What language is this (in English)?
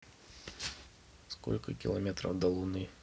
Russian